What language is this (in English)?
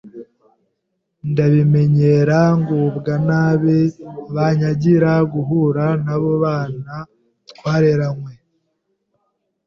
Kinyarwanda